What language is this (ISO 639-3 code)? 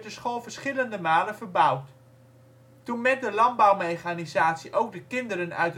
nld